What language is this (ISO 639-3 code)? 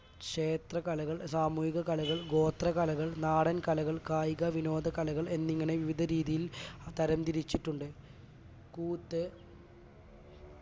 mal